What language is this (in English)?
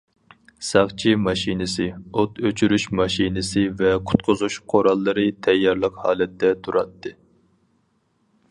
Uyghur